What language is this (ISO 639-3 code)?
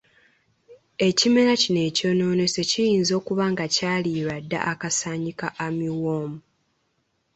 lug